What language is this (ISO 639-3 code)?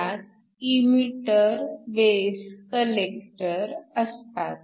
mar